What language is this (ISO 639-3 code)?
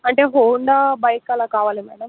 tel